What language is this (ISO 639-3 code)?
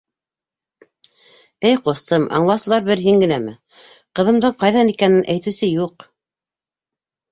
bak